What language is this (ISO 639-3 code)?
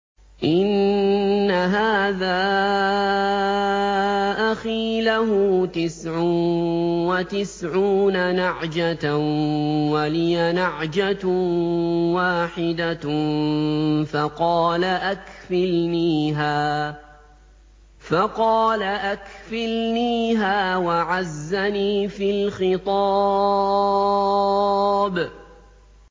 ara